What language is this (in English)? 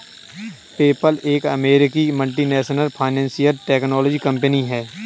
Hindi